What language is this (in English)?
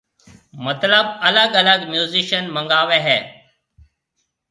Marwari (Pakistan)